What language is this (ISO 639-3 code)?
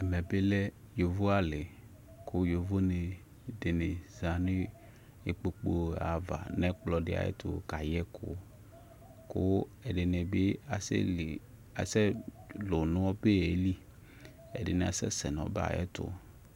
kpo